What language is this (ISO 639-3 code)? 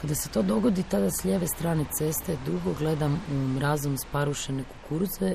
hrv